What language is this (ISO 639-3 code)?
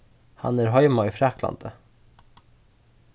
fao